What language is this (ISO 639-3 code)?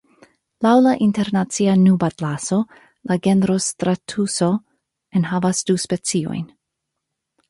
epo